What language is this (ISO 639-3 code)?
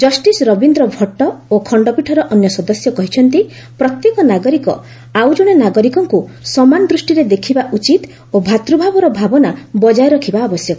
ori